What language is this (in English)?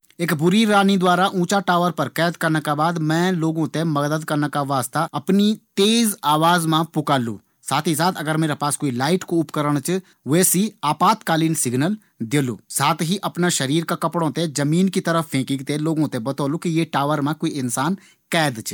Garhwali